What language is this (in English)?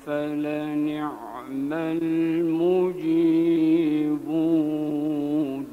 Arabic